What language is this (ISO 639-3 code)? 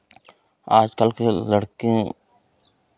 hin